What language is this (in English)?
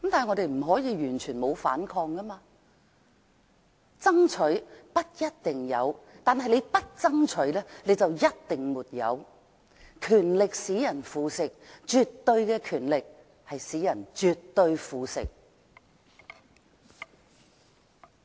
Cantonese